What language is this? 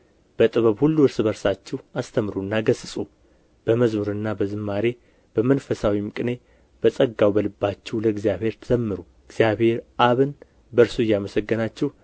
Amharic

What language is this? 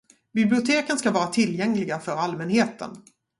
Swedish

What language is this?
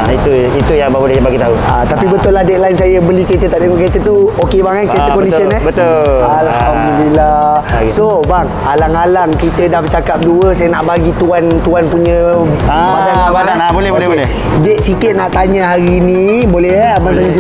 Malay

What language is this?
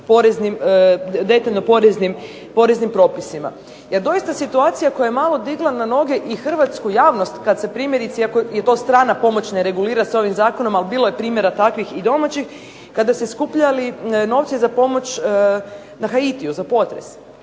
Croatian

